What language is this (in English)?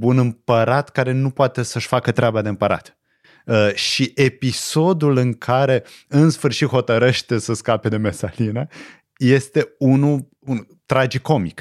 Romanian